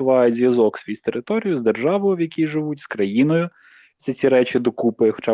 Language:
Ukrainian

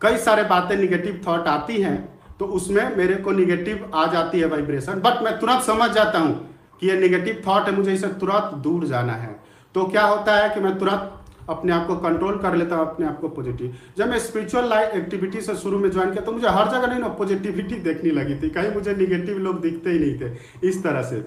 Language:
Hindi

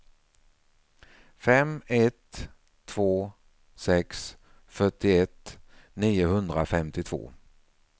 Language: Swedish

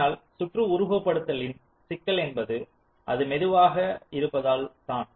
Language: Tamil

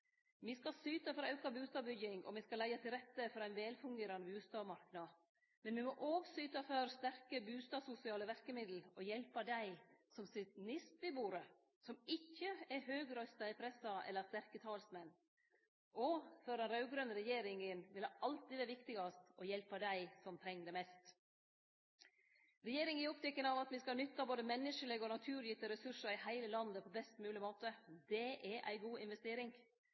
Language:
Norwegian Nynorsk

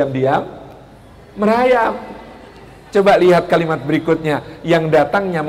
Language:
Indonesian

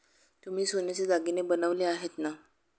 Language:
Marathi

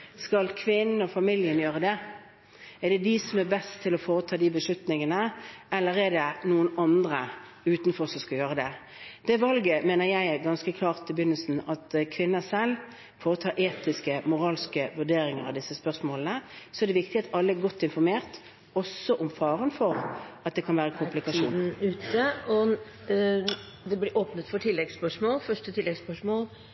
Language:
Norwegian Bokmål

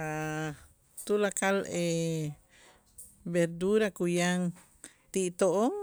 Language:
Itzá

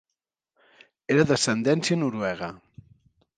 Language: Catalan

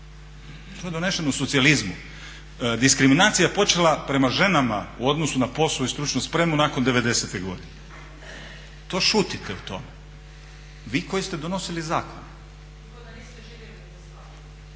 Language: Croatian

